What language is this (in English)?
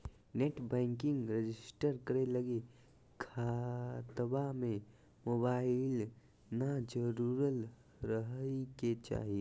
Magahi